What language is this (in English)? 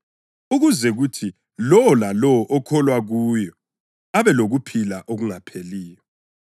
North Ndebele